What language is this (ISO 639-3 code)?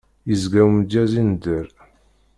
kab